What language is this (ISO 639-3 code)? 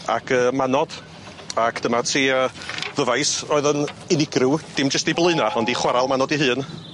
cym